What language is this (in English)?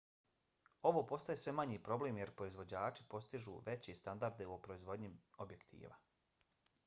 Bosnian